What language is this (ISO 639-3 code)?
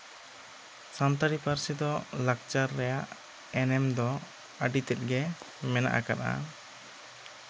sat